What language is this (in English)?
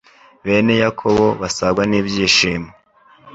Kinyarwanda